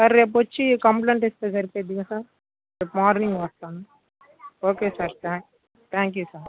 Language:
Telugu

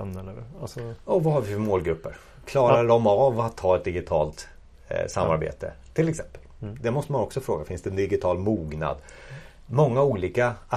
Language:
Swedish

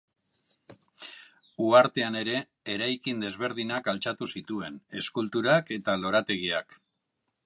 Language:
Basque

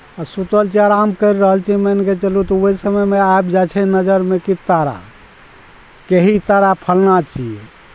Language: Maithili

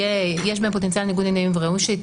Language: Hebrew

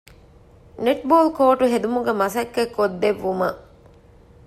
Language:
Divehi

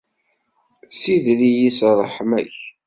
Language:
Kabyle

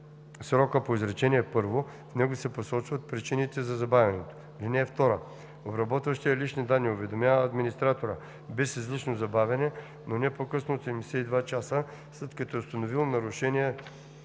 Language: Bulgarian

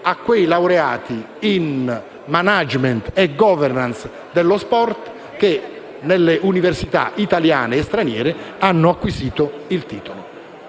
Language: Italian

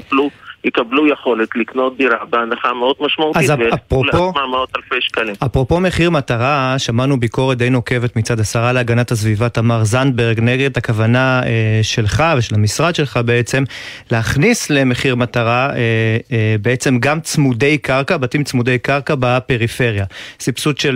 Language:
Hebrew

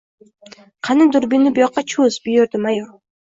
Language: Uzbek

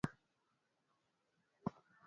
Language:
Swahili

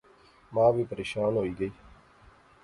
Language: Pahari-Potwari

